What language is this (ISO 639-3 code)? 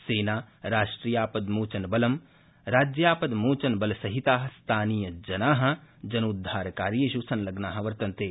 san